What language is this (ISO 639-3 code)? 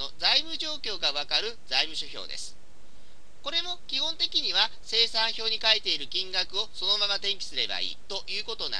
jpn